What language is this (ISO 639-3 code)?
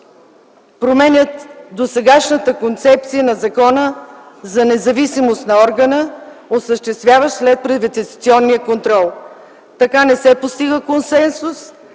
bul